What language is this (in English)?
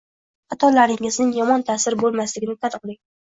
Uzbek